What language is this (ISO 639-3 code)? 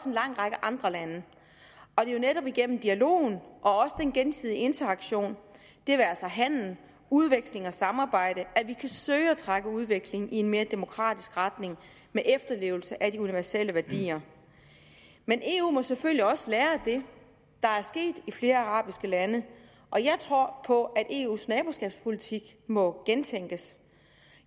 dan